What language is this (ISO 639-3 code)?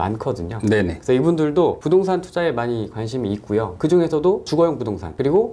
kor